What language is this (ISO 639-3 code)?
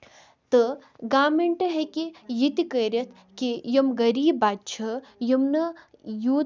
kas